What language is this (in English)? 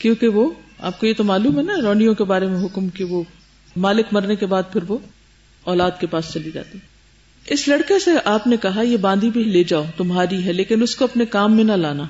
Urdu